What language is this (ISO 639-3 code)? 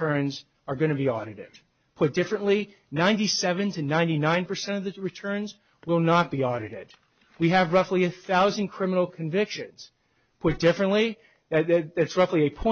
eng